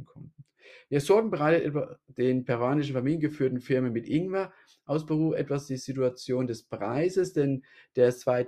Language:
German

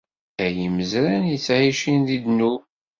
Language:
Kabyle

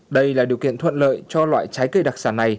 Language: Vietnamese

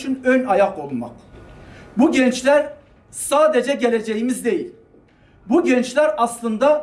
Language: Turkish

